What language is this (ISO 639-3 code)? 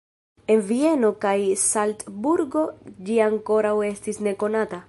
epo